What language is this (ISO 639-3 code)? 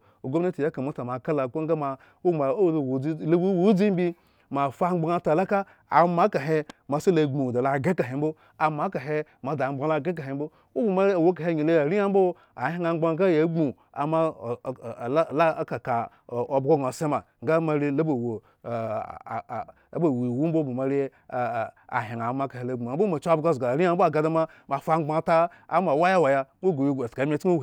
ego